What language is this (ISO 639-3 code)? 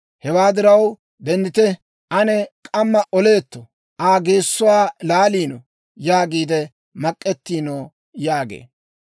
dwr